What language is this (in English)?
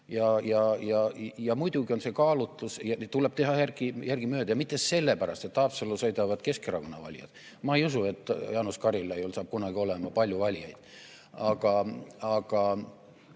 Estonian